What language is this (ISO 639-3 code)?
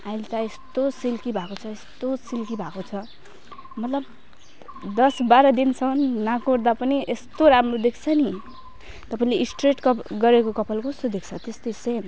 nep